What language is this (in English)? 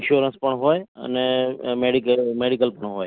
Gujarati